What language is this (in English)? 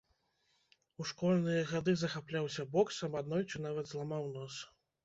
Belarusian